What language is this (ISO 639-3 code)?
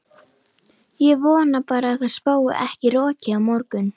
isl